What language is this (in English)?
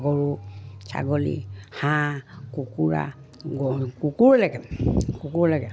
Assamese